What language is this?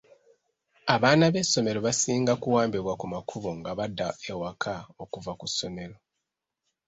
Ganda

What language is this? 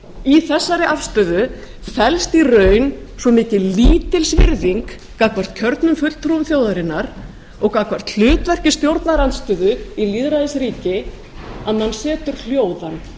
Icelandic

